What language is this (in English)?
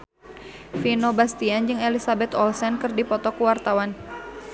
Sundanese